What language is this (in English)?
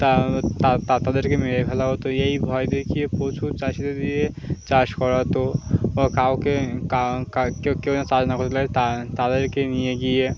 Bangla